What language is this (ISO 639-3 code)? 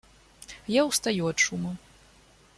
rus